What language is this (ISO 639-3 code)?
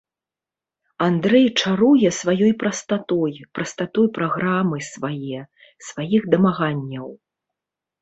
bel